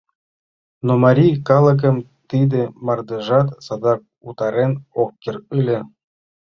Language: Mari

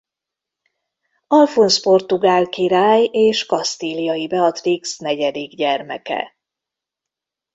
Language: Hungarian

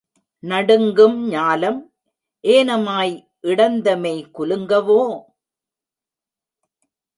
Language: Tamil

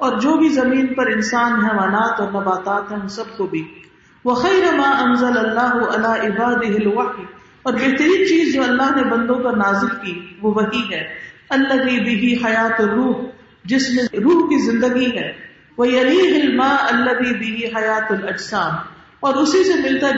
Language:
Urdu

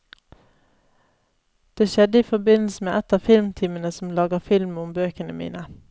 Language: Norwegian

